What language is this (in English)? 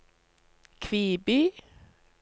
Norwegian